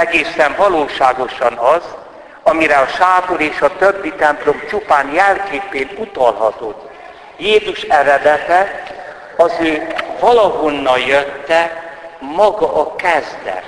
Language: Hungarian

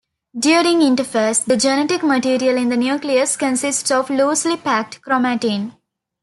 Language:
English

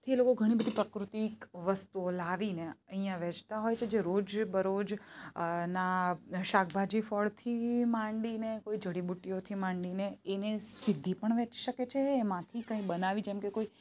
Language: Gujarati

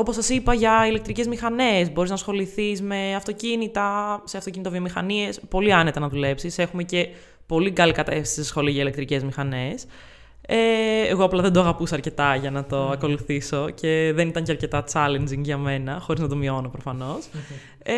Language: Greek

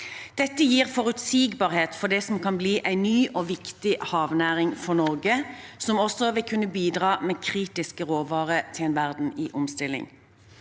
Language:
Norwegian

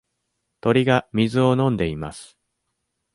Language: Japanese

